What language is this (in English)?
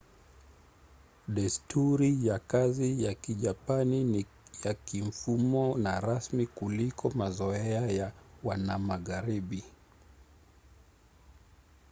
Swahili